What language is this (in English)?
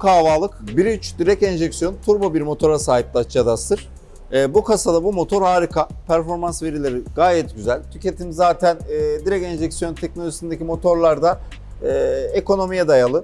Turkish